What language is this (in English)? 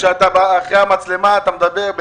Hebrew